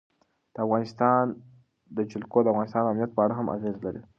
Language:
Pashto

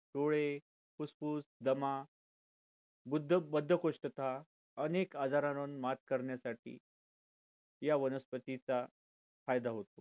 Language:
Marathi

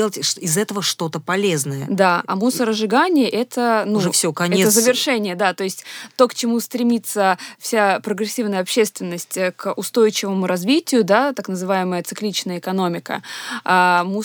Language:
Russian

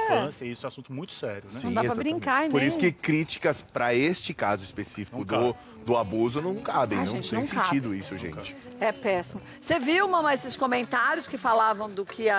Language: Portuguese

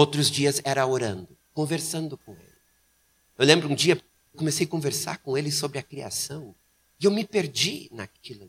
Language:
Portuguese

